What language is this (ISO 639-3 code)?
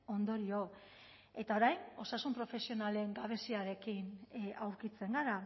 eus